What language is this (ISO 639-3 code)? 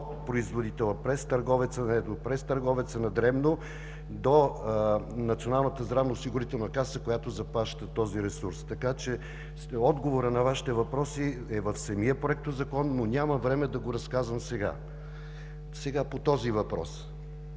bul